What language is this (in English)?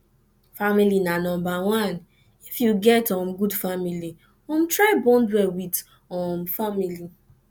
Nigerian Pidgin